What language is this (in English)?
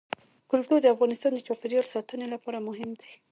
Pashto